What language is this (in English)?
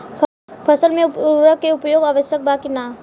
Bhojpuri